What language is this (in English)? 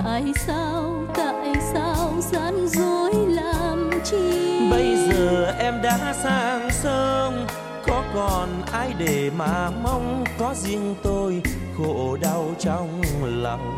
Vietnamese